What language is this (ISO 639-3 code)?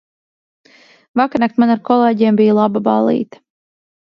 lav